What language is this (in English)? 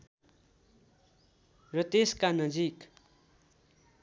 Nepali